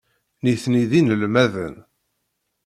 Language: Kabyle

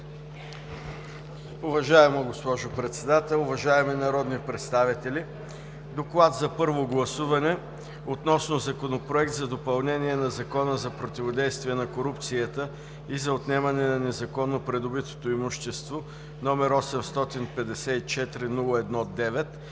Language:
Bulgarian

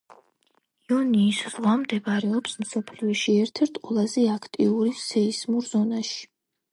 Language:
Georgian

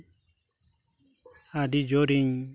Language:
Santali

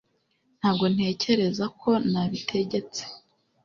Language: Kinyarwanda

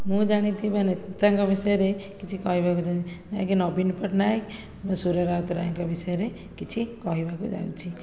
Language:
Odia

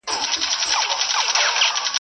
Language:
Pashto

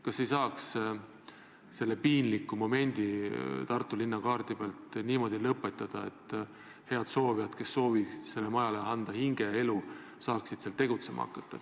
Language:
Estonian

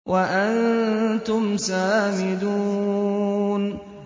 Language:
Arabic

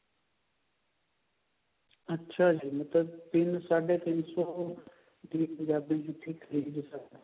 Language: Punjabi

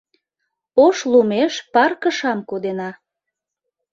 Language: Mari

